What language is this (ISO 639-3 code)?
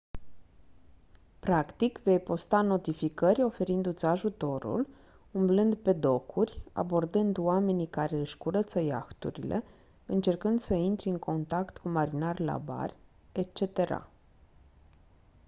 ron